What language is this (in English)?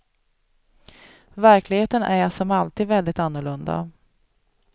Swedish